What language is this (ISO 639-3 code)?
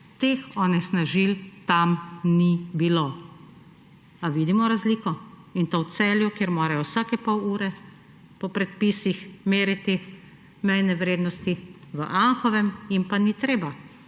slv